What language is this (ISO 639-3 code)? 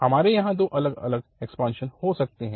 hin